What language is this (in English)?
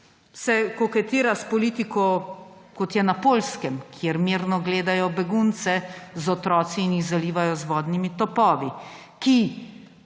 Slovenian